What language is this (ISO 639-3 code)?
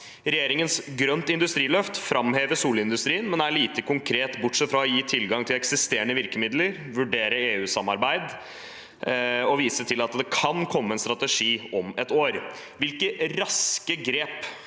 nor